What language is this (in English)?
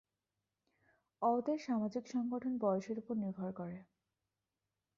Bangla